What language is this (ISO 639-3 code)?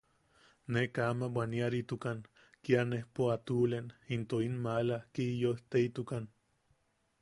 yaq